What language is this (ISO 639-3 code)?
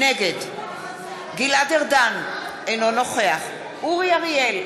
heb